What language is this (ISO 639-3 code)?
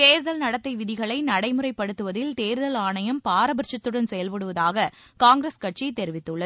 tam